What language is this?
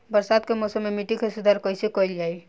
Bhojpuri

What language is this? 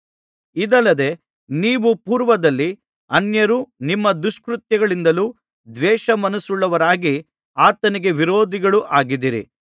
Kannada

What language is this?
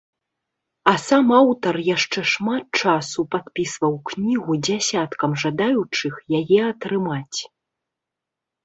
Belarusian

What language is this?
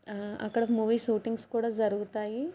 Telugu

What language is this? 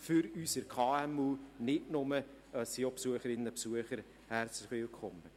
Swiss German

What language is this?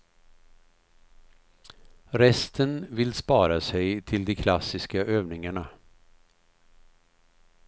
Swedish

